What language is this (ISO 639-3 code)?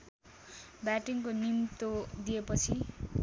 nep